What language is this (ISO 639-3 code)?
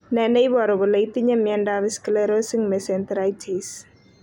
kln